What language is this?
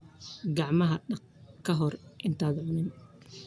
Somali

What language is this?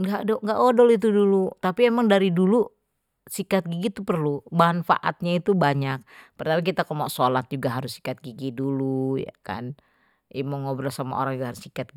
Betawi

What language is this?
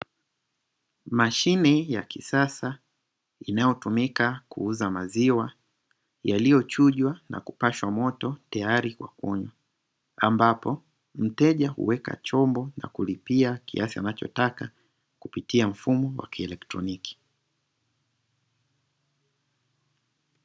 Swahili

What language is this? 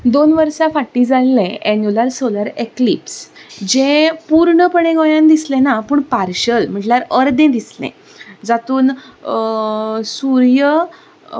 Konkani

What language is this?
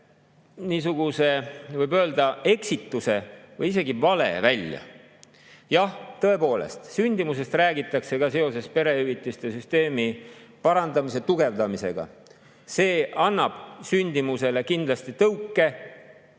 Estonian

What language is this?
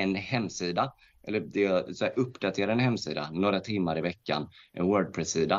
Swedish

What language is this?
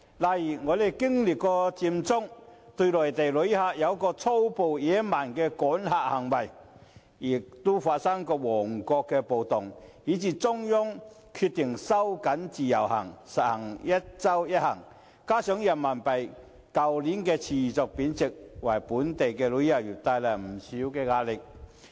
Cantonese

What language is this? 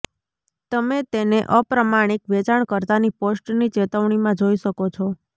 Gujarati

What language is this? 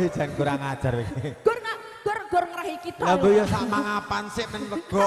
Indonesian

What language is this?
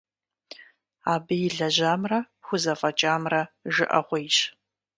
Kabardian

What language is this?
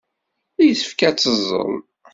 Kabyle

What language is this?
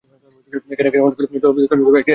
Bangla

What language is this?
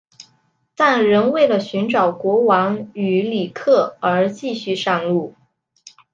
Chinese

